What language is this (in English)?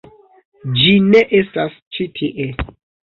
Esperanto